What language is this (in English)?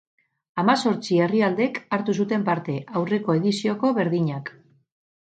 Basque